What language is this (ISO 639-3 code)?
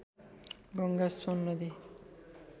nep